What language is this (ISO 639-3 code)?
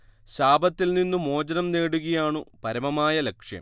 mal